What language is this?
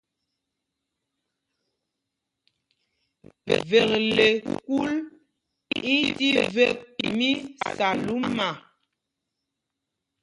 Mpumpong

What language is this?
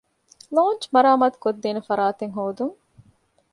Divehi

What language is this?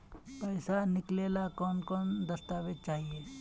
Magahi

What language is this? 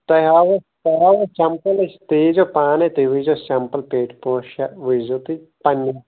Kashmiri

